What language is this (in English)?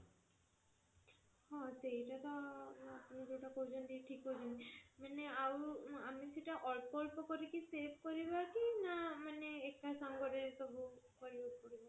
Odia